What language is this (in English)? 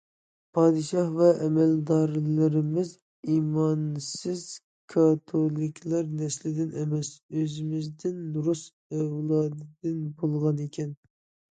Uyghur